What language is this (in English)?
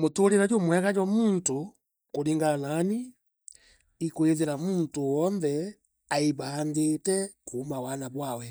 Meru